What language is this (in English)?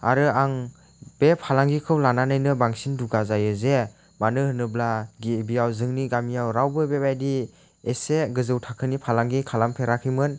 Bodo